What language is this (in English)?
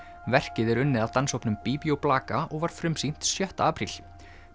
Icelandic